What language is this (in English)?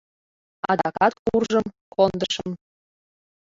Mari